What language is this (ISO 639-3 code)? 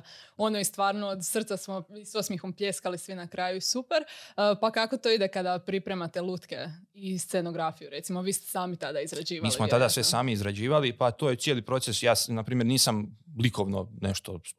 hrv